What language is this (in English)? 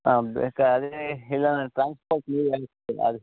Kannada